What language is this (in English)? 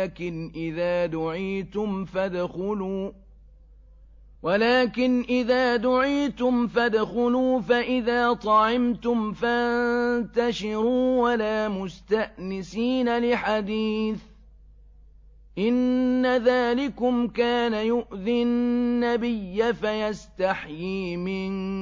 Arabic